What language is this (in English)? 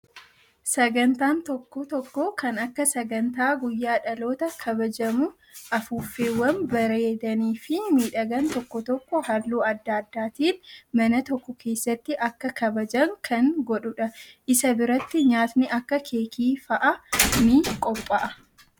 Oromo